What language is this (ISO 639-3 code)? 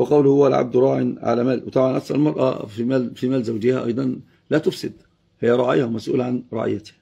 ara